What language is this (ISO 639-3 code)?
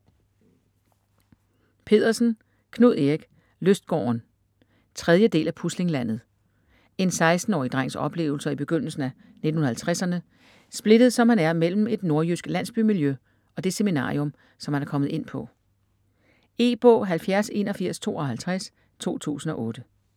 dan